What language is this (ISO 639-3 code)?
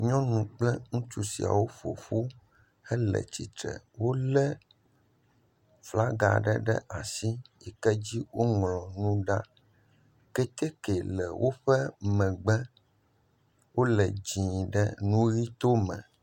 ewe